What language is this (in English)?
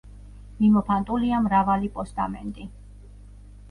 Georgian